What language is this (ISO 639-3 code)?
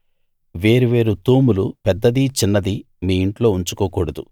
tel